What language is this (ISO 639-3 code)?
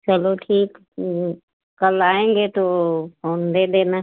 hin